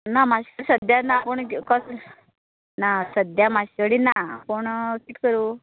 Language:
Konkani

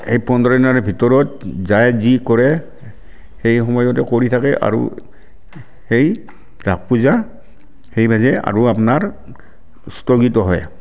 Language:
Assamese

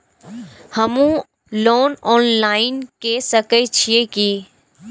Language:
Maithili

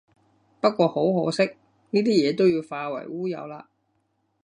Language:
Cantonese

